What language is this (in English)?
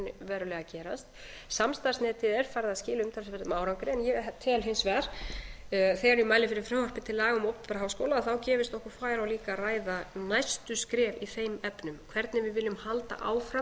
Icelandic